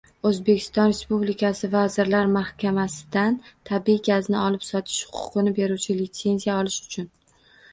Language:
Uzbek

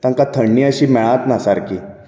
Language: Konkani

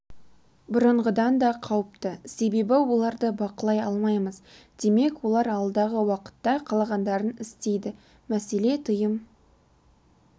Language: Kazakh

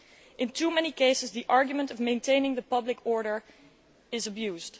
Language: English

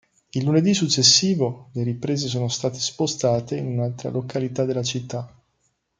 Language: Italian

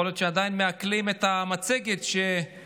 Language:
Hebrew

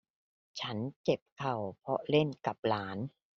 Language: Thai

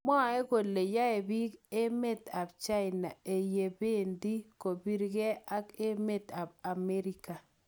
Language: Kalenjin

